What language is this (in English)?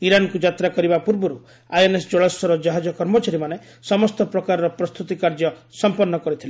Odia